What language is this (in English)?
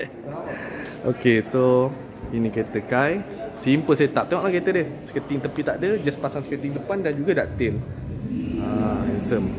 Malay